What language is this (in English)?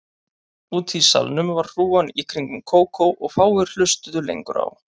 Icelandic